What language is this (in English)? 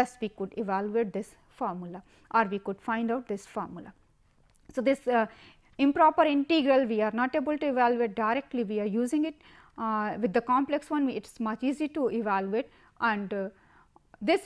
English